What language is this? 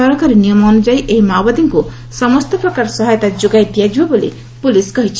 Odia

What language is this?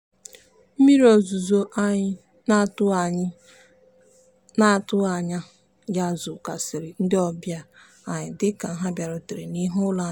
Igbo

